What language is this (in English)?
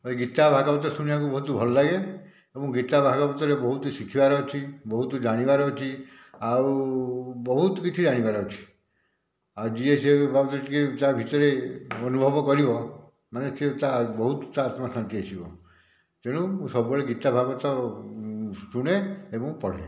Odia